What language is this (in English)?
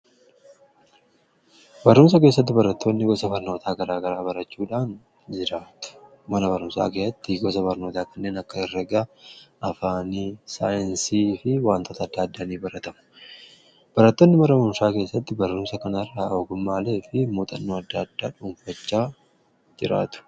Oromo